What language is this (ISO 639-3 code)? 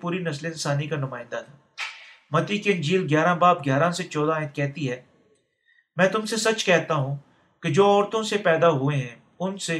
urd